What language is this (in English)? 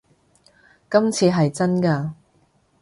Cantonese